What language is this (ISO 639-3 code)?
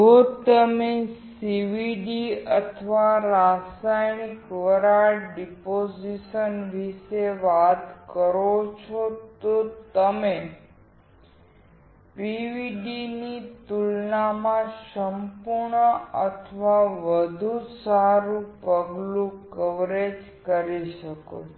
guj